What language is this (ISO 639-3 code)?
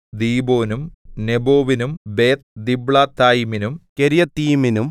mal